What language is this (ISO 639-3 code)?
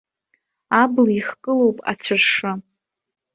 abk